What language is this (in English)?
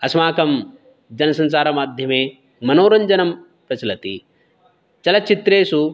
Sanskrit